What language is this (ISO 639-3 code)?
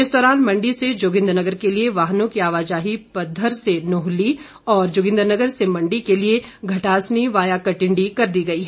hin